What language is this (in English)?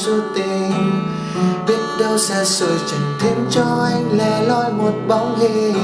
Vietnamese